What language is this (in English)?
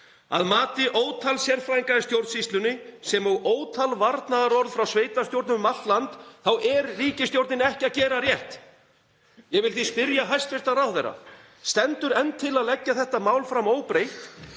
Icelandic